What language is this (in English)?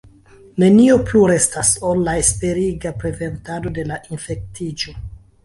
Esperanto